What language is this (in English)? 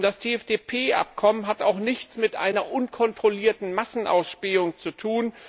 German